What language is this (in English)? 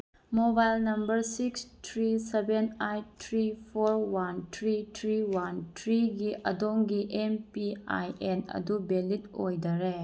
Manipuri